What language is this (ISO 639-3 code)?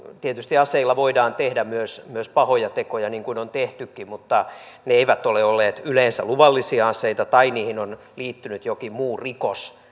fin